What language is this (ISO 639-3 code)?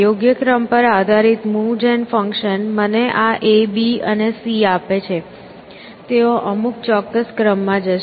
guj